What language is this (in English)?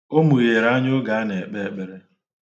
Igbo